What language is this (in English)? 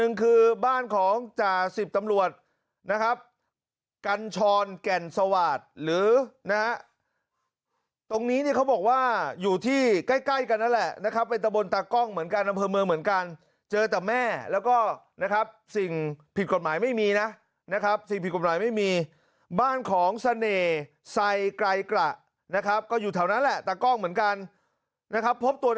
Thai